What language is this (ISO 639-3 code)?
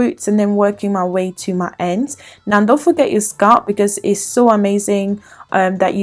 eng